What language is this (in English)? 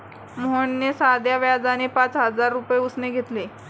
Marathi